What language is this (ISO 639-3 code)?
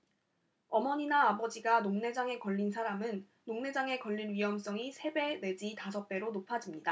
kor